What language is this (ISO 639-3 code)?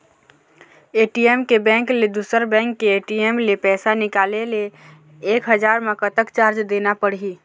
hne